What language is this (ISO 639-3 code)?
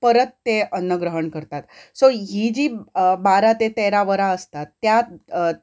kok